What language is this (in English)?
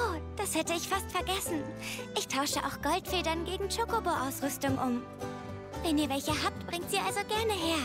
German